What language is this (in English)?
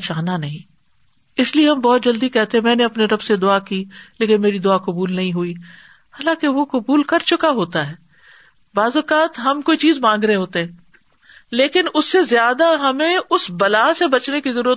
Urdu